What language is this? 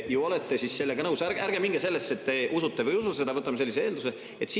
Estonian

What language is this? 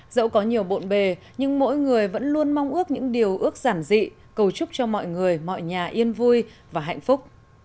Vietnamese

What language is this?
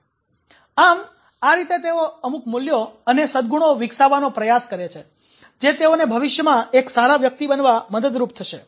Gujarati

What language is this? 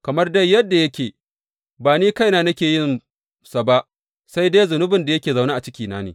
Hausa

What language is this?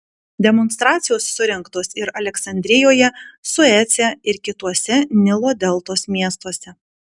Lithuanian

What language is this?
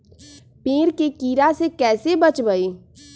Magahi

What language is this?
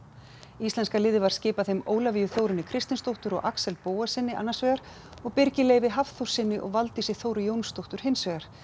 Icelandic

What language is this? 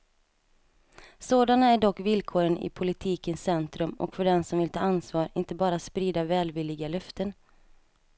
Swedish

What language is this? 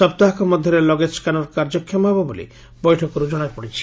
Odia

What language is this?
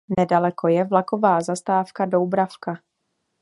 Czech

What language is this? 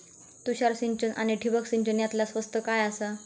Marathi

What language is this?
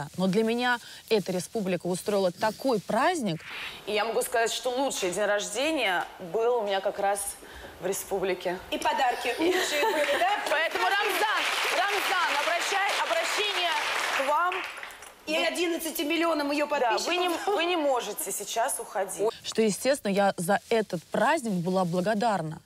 Russian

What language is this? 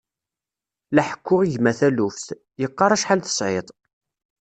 Kabyle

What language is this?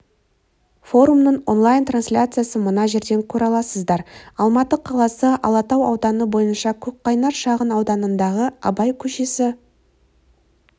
Kazakh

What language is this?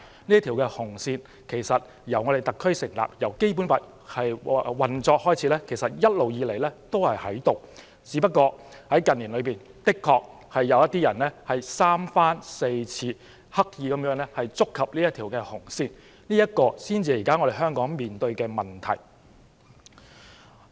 Cantonese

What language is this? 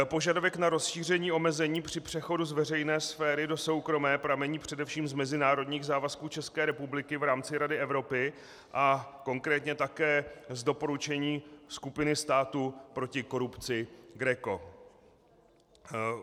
Czech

